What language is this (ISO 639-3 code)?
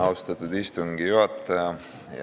est